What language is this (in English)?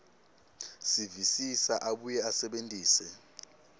Swati